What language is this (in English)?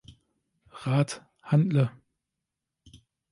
German